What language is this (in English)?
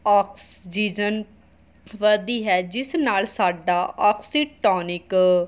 Punjabi